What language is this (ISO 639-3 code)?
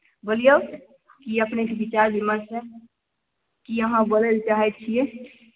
mai